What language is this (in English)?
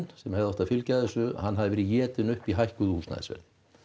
Icelandic